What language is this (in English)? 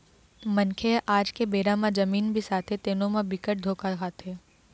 Chhattisgarhi